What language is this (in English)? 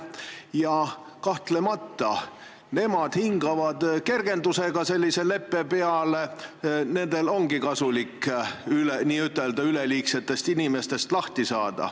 Estonian